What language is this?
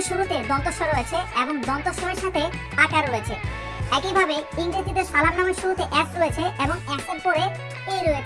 Turkish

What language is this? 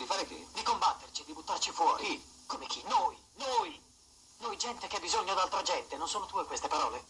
Italian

